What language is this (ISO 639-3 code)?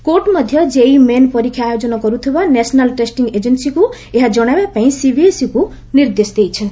ori